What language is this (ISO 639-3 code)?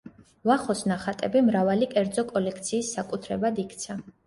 kat